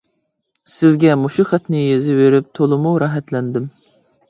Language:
Uyghur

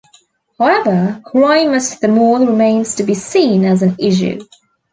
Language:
English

